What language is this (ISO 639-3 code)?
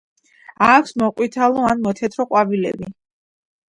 kat